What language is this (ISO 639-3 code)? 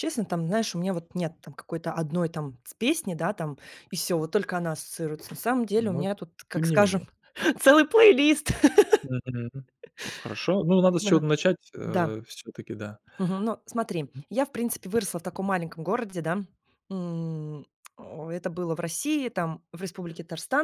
rus